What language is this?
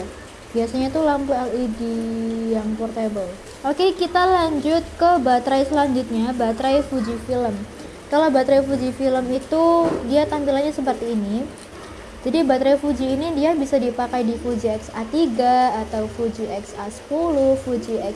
Indonesian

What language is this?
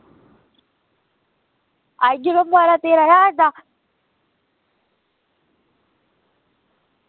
Dogri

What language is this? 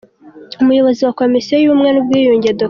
Kinyarwanda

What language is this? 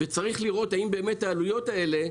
Hebrew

